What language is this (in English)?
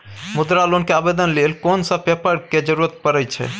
Maithili